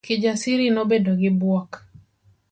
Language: Luo (Kenya and Tanzania)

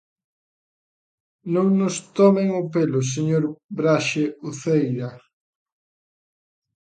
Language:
Galician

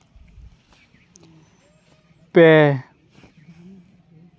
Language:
Santali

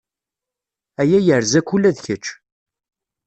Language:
Kabyle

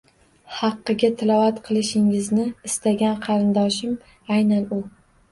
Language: Uzbek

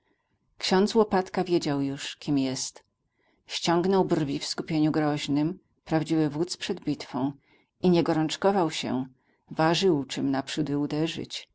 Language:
Polish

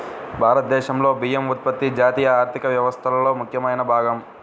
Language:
Telugu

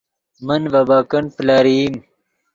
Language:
Yidgha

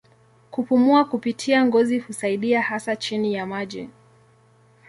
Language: Swahili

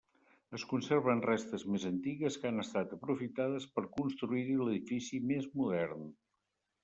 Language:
Catalan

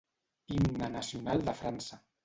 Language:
Catalan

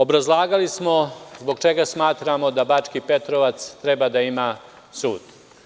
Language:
Serbian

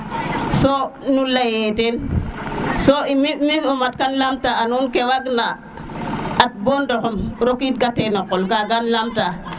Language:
Serer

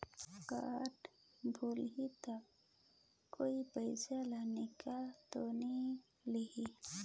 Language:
Chhattisgarhi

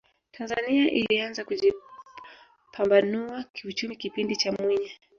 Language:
Swahili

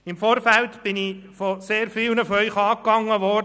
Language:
Swiss German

